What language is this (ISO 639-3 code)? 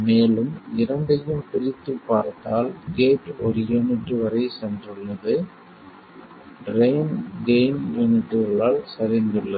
tam